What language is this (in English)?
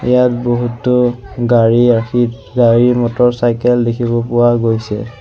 Assamese